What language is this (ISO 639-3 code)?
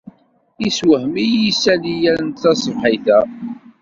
kab